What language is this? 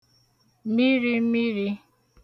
Igbo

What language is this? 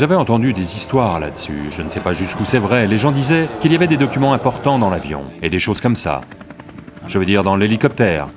French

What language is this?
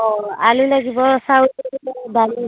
Assamese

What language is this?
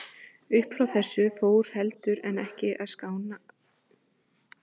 Icelandic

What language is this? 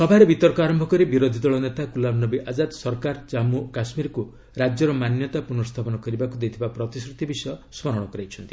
Odia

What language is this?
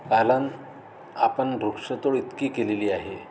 Marathi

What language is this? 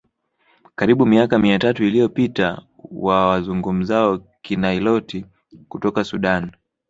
Swahili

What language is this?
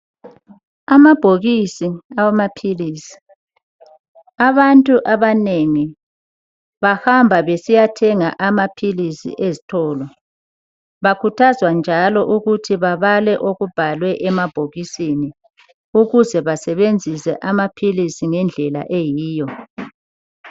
North Ndebele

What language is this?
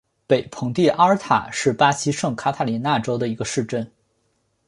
Chinese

